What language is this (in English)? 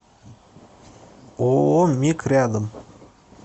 Russian